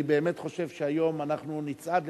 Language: Hebrew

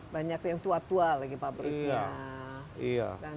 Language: Indonesian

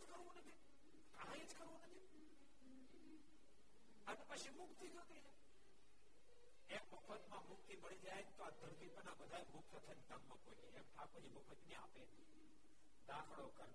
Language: Gujarati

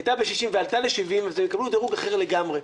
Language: Hebrew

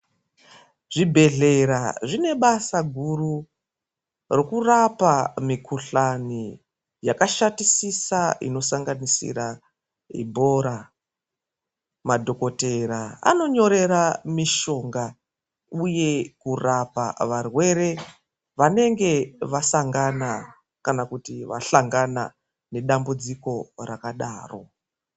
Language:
Ndau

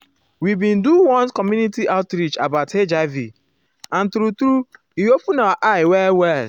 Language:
Nigerian Pidgin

